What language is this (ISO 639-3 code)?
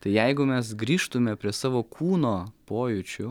lit